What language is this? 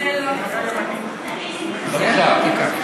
Hebrew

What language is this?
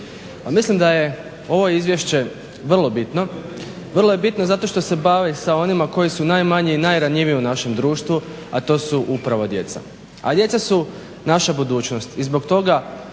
Croatian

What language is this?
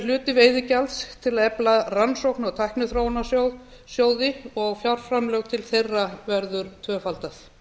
Icelandic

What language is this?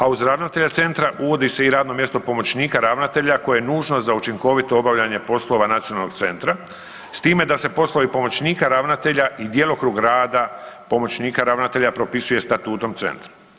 Croatian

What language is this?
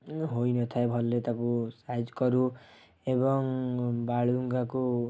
Odia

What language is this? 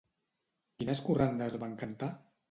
Catalan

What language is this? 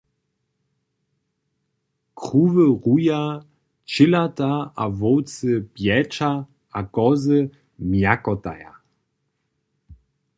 Upper Sorbian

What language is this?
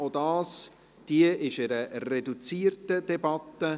Swiss German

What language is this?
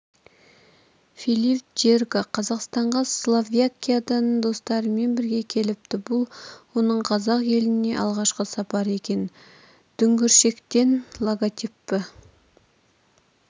Kazakh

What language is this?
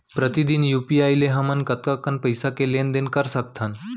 Chhattisgarhi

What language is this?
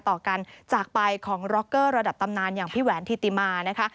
Thai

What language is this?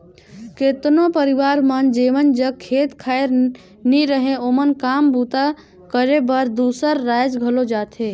Chhattisgarhi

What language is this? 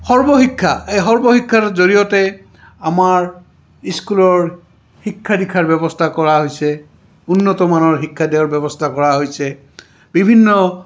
Assamese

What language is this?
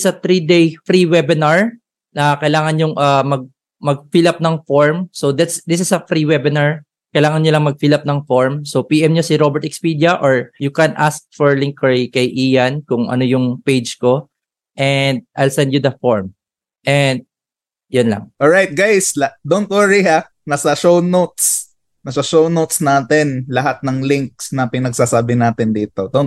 Filipino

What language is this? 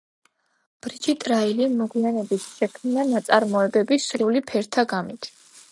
Georgian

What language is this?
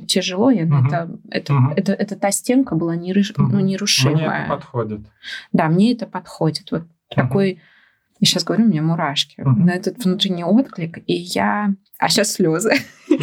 Russian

